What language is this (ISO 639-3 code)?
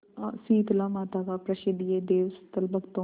hin